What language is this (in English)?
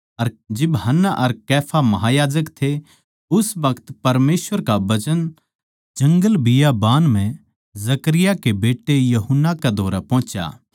Haryanvi